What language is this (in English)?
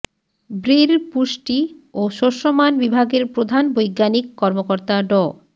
Bangla